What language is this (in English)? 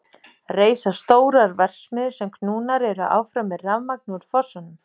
Icelandic